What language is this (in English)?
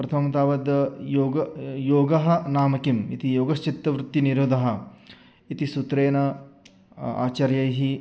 Sanskrit